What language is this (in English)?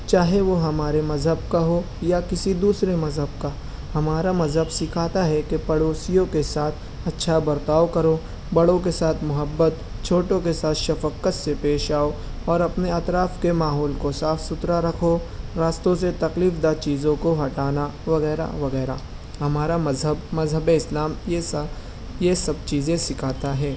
Urdu